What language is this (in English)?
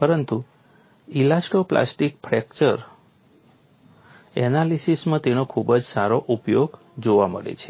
Gujarati